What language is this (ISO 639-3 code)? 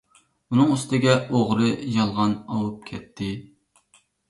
uig